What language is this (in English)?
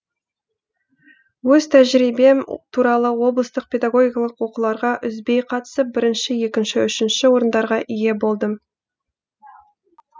Kazakh